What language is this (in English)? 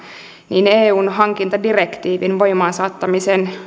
Finnish